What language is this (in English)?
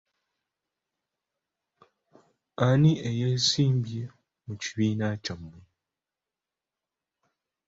Ganda